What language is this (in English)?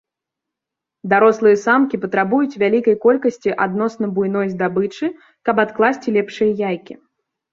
Belarusian